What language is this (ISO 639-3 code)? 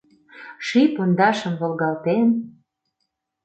chm